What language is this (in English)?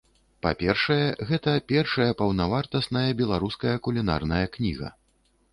Belarusian